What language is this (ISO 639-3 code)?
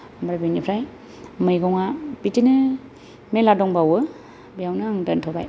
brx